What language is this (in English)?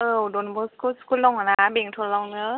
Bodo